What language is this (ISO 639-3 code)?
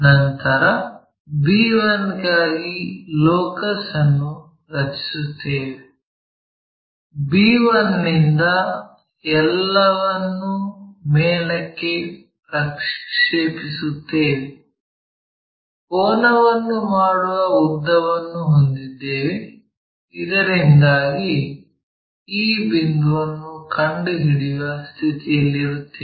kan